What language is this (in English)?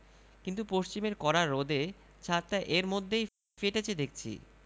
Bangla